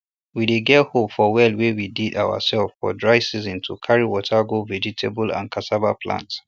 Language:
Nigerian Pidgin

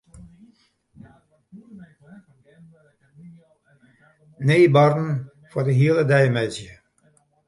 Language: Western Frisian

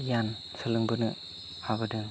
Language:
Bodo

